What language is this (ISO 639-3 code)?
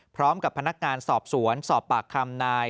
tha